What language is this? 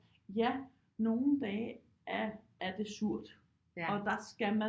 Danish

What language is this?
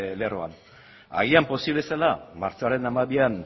Basque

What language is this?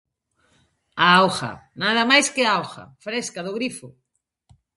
Galician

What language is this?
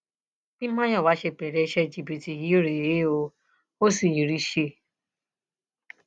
Yoruba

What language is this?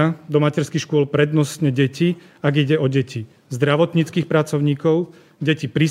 Slovak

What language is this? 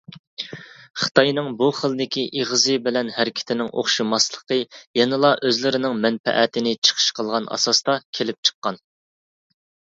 Uyghur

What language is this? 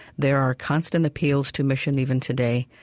English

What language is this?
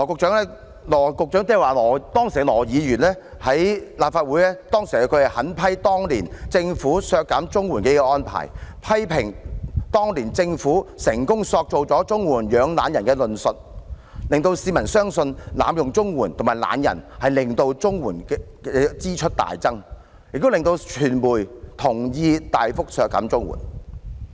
Cantonese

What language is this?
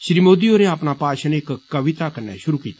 Dogri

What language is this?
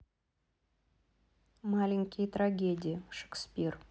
Russian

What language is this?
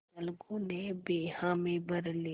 Hindi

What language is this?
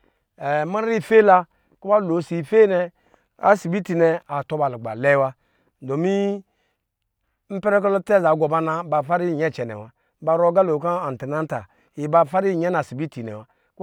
Lijili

